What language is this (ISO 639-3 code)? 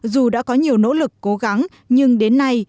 vie